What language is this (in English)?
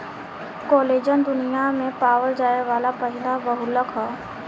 Bhojpuri